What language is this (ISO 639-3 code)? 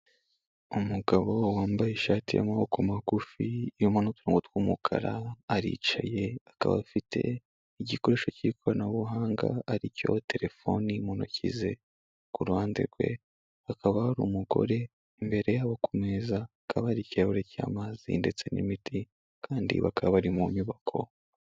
kin